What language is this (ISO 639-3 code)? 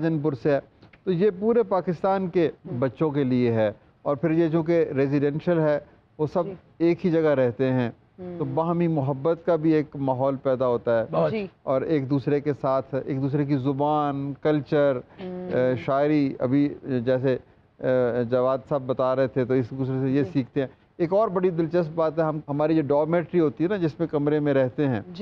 hin